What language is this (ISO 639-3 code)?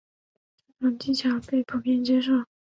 zho